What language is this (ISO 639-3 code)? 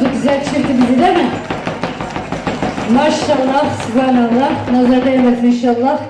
tur